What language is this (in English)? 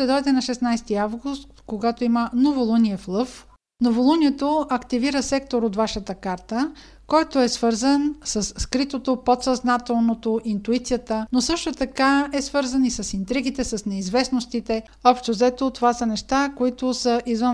Bulgarian